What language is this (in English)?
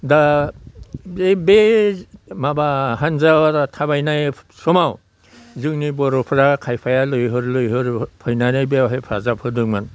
Bodo